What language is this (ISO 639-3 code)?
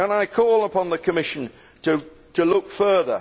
eng